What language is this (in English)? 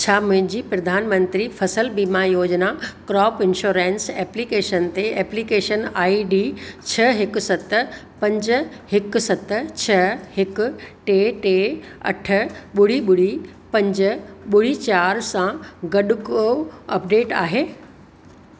Sindhi